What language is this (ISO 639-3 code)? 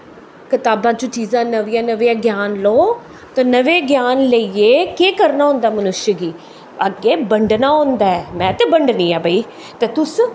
doi